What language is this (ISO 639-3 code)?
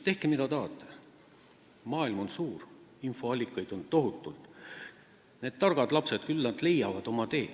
est